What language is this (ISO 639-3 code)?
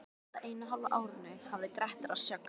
isl